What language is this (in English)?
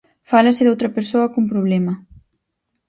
Galician